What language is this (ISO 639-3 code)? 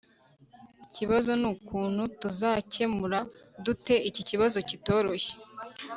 kin